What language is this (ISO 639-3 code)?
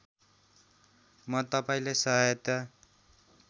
nep